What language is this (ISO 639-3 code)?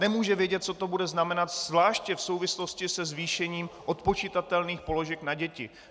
ces